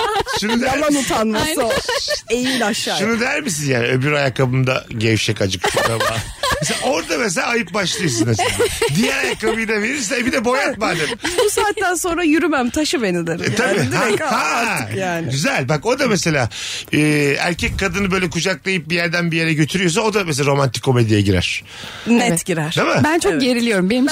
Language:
Turkish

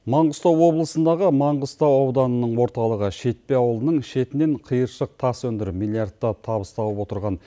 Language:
Kazakh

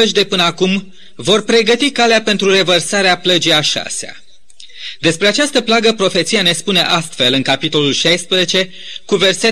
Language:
Romanian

